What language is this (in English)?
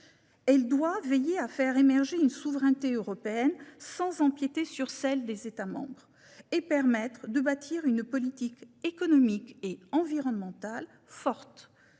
French